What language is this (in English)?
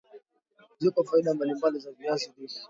Swahili